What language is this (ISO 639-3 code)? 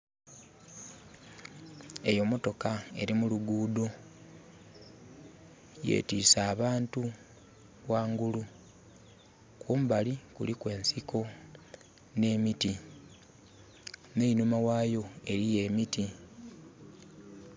xog